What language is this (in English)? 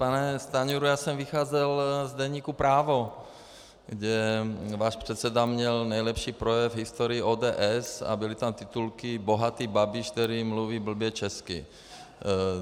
Czech